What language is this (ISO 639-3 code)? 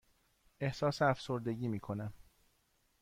fas